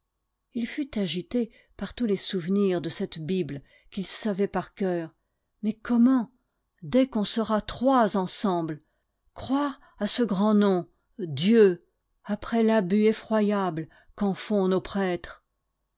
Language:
French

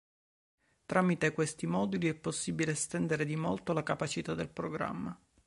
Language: Italian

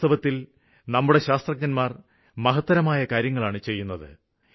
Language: Malayalam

